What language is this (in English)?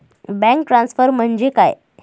Marathi